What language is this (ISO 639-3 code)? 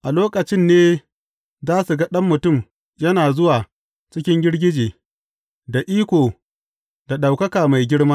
hau